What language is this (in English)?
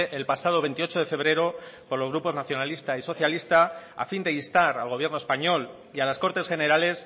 Spanish